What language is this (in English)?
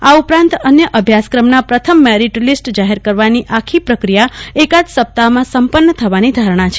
Gujarati